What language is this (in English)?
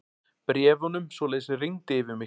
Icelandic